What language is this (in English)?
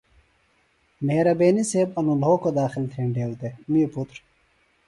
Phalura